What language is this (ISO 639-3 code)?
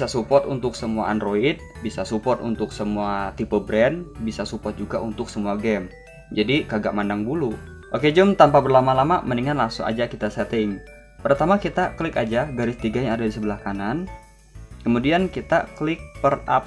ind